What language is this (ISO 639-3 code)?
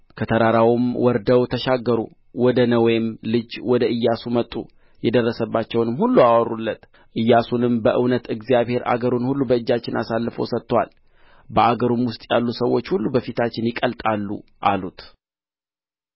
amh